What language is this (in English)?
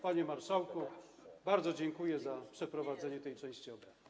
Polish